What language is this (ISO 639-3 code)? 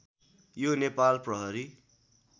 nep